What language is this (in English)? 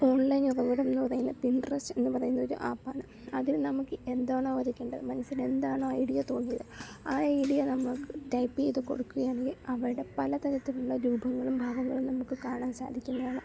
Malayalam